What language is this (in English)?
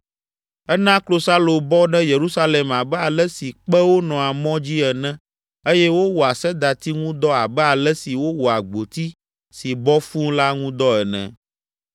Ewe